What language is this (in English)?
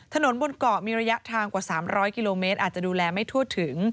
Thai